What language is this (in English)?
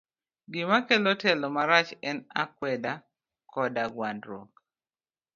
Luo (Kenya and Tanzania)